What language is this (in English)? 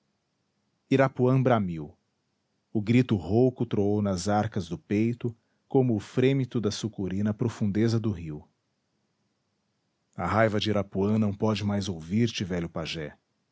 Portuguese